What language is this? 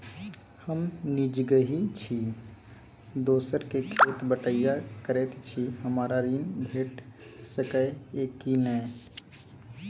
Maithili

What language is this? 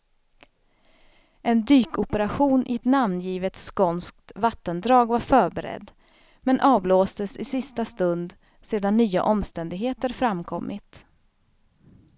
Swedish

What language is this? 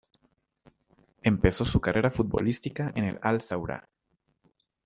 Spanish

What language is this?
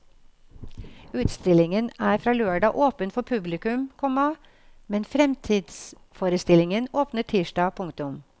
Norwegian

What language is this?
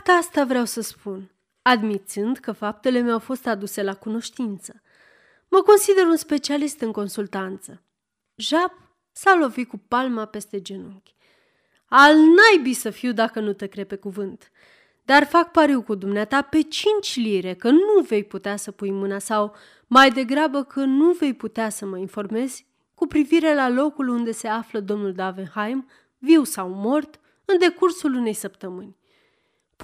Romanian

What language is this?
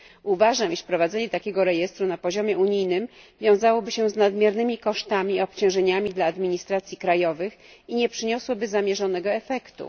Polish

